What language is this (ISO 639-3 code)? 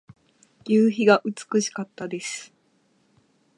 jpn